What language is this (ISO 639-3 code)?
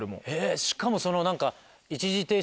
jpn